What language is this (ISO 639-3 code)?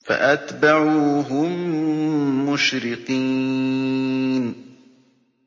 ara